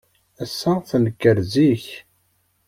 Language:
Kabyle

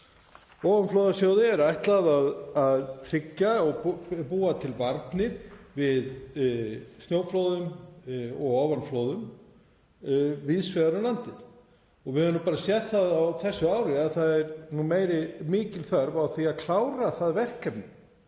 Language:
Icelandic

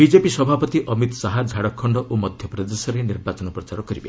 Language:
Odia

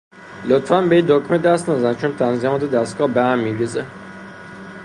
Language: Persian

